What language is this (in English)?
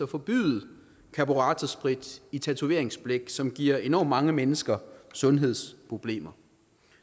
Danish